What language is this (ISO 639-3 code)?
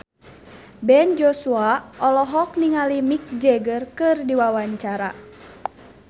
sun